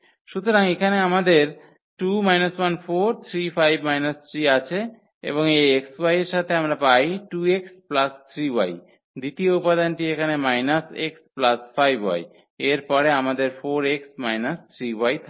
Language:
Bangla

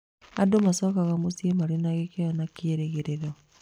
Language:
Kikuyu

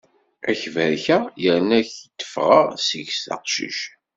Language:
Kabyle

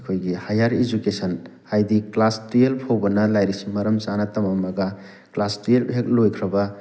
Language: Manipuri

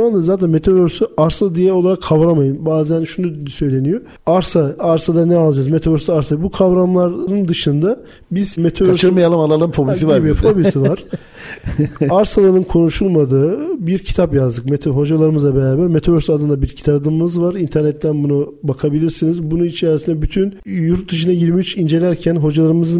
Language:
Turkish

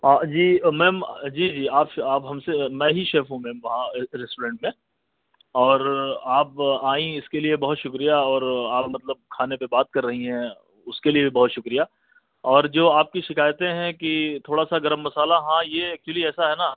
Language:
Urdu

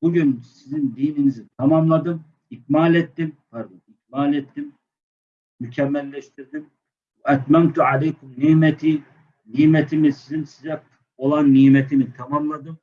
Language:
Turkish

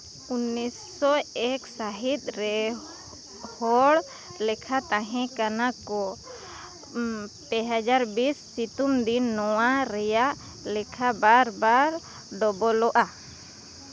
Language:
Santali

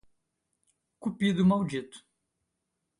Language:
Portuguese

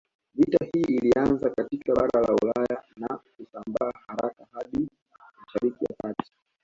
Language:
Swahili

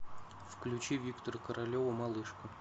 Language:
Russian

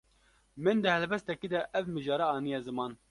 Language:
Kurdish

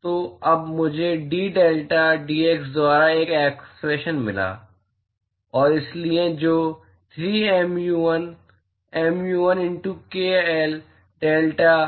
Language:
Hindi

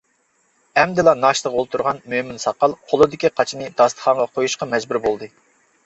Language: Uyghur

